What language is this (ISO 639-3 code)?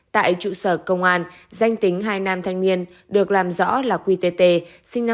vie